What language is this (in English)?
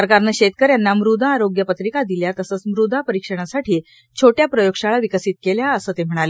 Marathi